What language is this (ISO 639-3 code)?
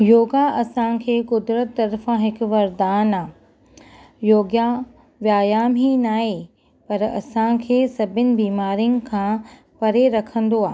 snd